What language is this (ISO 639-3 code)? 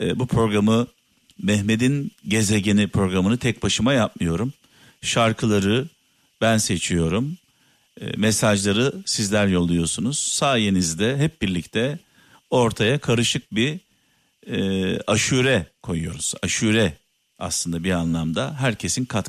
tur